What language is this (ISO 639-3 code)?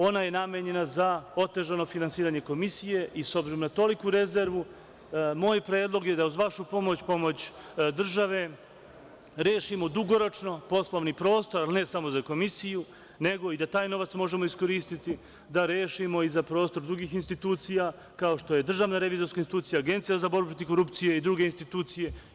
srp